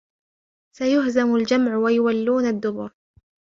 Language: Arabic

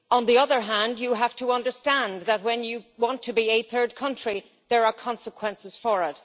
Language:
English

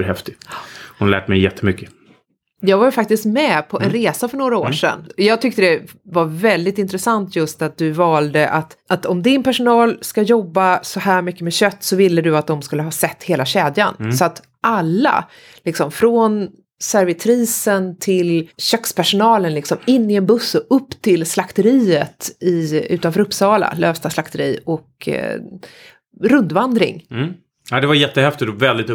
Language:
Swedish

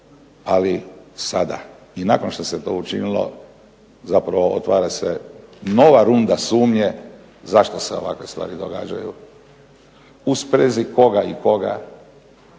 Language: Croatian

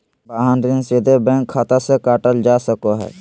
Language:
Magahi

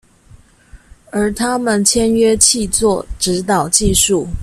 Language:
Chinese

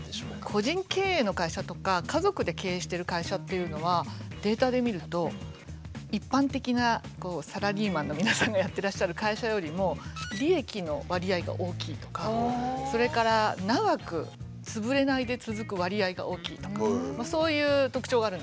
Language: Japanese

